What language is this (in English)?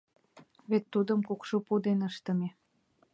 Mari